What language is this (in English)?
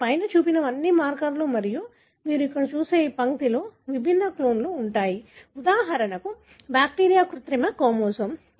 Telugu